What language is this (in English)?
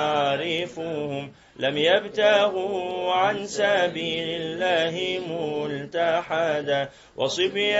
Arabic